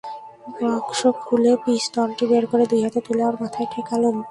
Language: Bangla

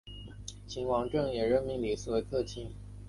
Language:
Chinese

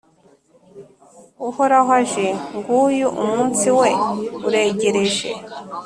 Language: Kinyarwanda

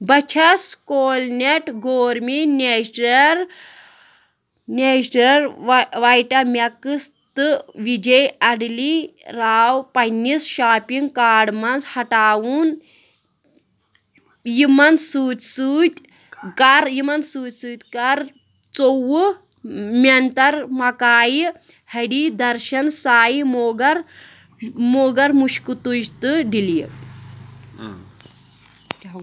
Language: Kashmiri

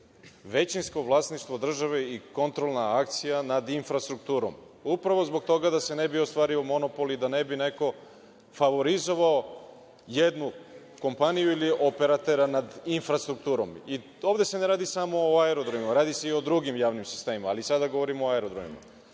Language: Serbian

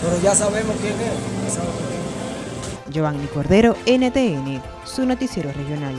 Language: Spanish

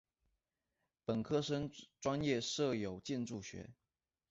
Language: Chinese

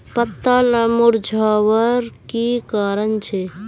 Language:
Magahi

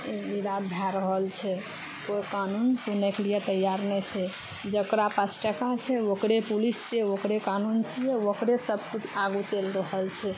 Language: Maithili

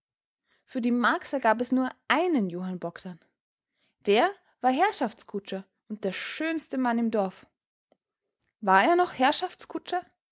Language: German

